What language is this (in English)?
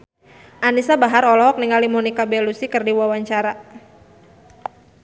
Sundanese